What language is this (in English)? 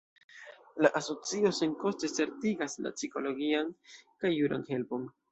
Esperanto